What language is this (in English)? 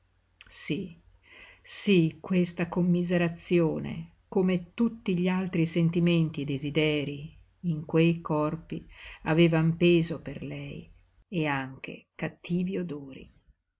Italian